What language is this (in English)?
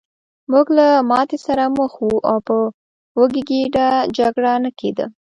Pashto